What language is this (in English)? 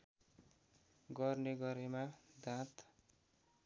Nepali